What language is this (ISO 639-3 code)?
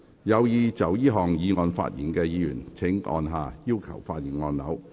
yue